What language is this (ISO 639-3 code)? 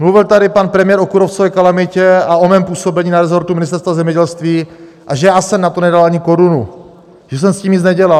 ces